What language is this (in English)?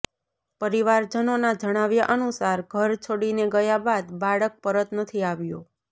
Gujarati